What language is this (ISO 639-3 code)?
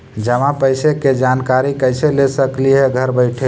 mag